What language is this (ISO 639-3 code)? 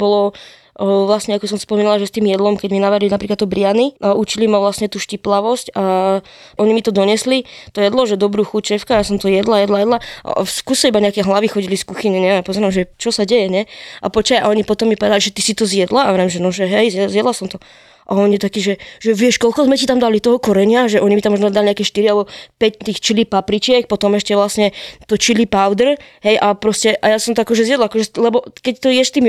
slk